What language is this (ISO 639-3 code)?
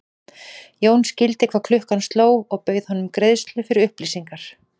isl